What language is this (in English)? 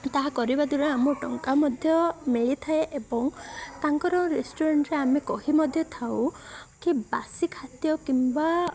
Odia